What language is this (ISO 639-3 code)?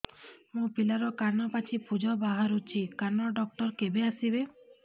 ori